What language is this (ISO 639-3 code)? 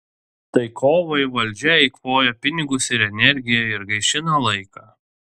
lit